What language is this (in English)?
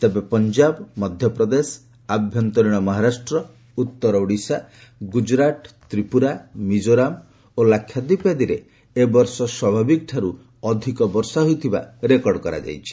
Odia